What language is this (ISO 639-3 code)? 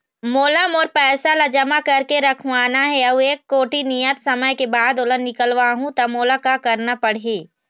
hne